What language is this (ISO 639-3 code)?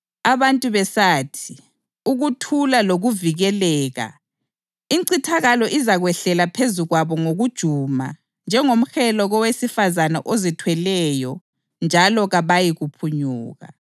nde